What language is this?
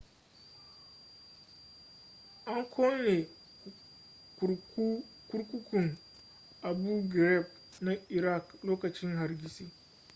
Hausa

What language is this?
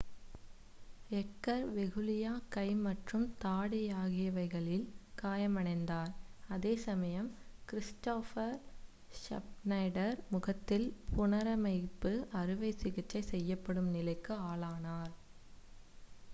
Tamil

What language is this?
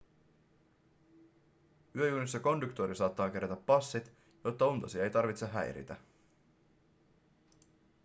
Finnish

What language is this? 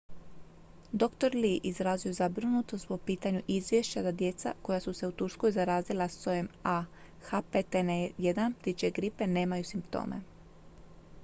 Croatian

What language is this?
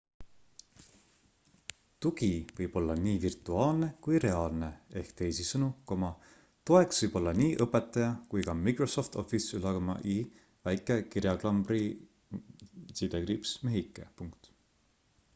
Estonian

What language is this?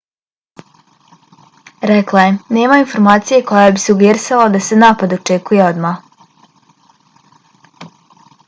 Bosnian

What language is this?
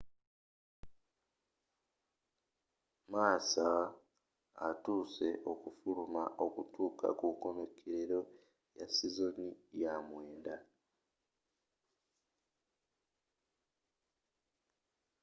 Ganda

